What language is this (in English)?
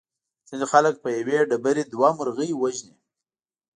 Pashto